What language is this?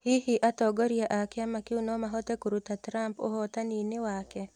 Kikuyu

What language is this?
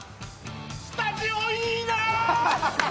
Japanese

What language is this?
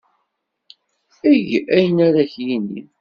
Kabyle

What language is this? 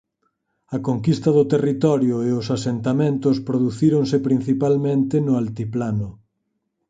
Galician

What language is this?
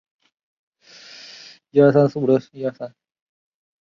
Chinese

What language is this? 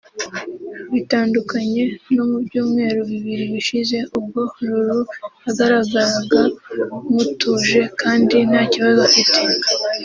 Kinyarwanda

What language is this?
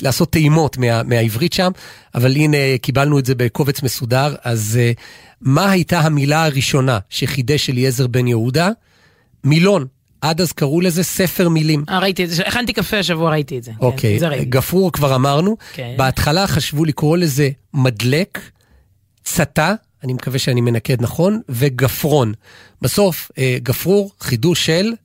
Hebrew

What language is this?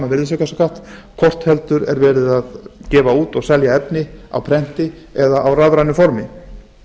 Icelandic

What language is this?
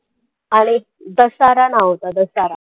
Marathi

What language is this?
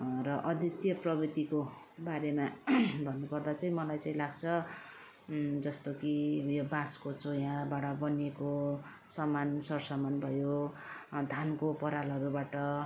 Nepali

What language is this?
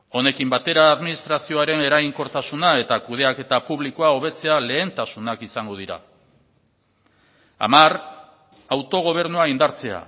Basque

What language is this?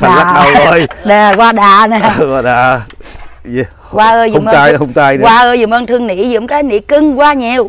Vietnamese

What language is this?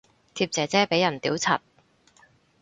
Cantonese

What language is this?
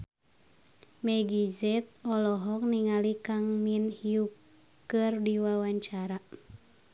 Sundanese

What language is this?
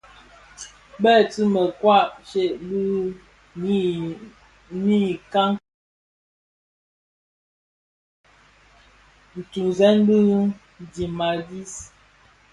Bafia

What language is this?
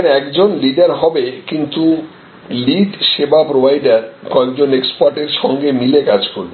Bangla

